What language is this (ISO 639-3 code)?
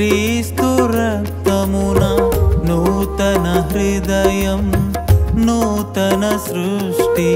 tel